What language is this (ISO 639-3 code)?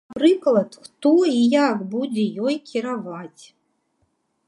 bel